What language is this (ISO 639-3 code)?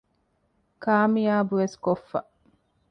div